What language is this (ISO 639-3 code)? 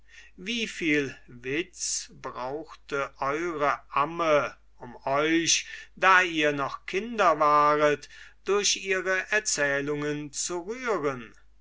deu